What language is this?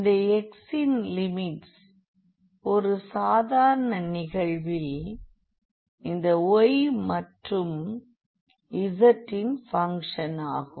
Tamil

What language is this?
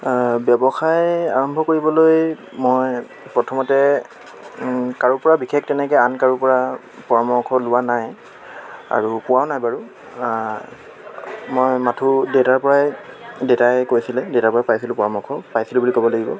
Assamese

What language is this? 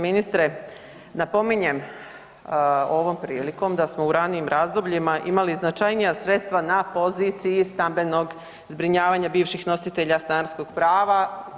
Croatian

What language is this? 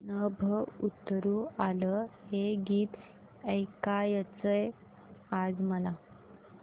Marathi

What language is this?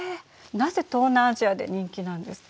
Japanese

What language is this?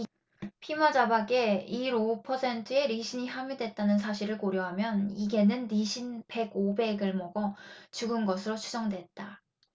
Korean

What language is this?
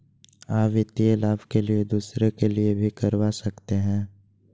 Magahi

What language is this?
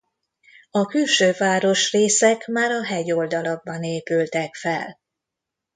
Hungarian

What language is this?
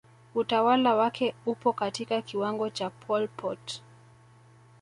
Swahili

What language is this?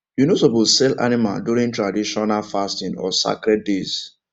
Nigerian Pidgin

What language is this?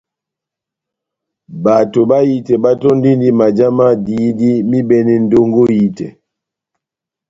Batanga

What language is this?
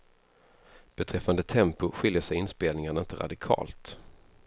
Swedish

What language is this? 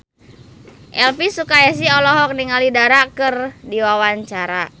Sundanese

